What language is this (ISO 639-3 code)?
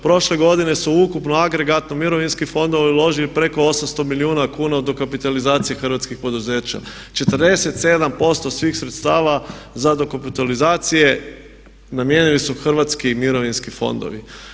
hrv